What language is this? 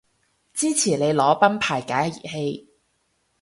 Cantonese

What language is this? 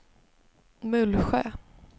Swedish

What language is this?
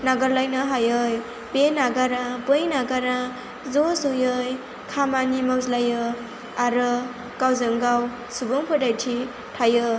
Bodo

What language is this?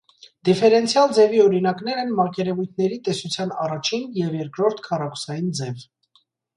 Armenian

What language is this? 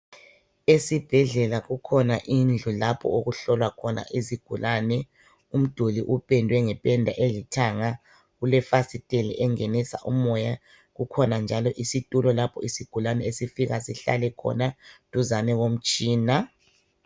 North Ndebele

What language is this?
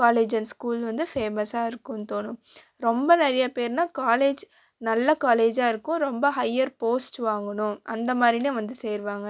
Tamil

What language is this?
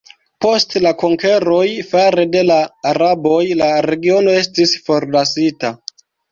Esperanto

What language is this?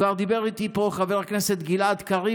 Hebrew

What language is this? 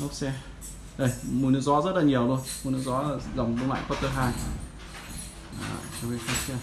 Vietnamese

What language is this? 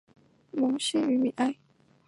Chinese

